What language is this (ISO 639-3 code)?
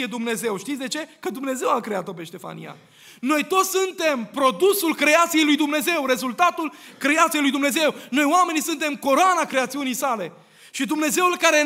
ron